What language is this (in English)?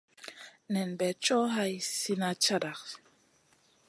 Masana